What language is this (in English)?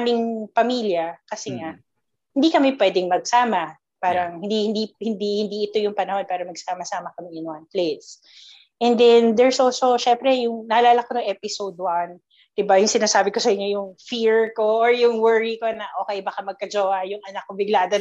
Filipino